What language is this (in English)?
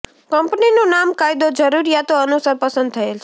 Gujarati